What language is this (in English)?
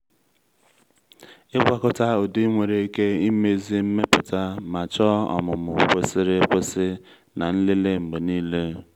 Igbo